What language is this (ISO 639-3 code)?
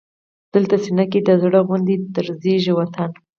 pus